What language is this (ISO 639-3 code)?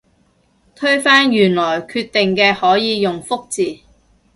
yue